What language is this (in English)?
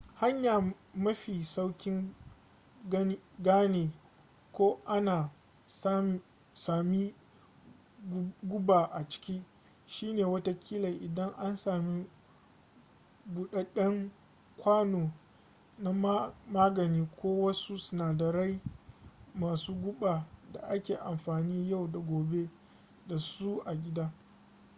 Hausa